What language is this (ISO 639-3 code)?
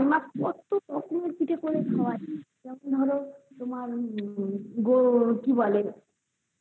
ben